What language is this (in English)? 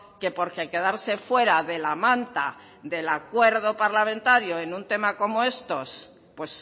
Spanish